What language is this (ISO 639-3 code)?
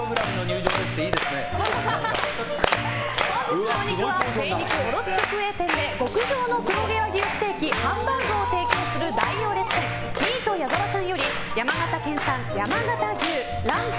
jpn